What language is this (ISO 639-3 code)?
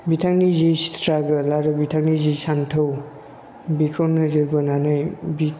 brx